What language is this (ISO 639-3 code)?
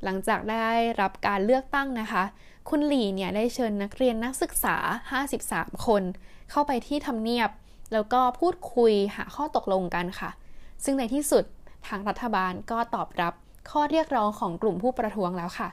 tha